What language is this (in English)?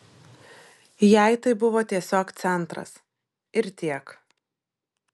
Lithuanian